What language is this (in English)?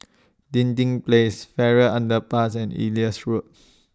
English